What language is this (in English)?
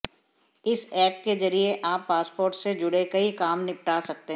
Hindi